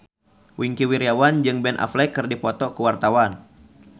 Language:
Sundanese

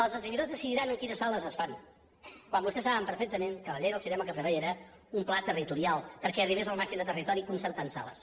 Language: Catalan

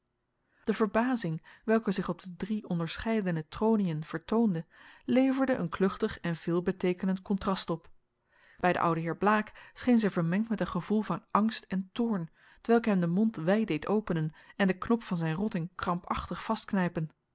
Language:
Dutch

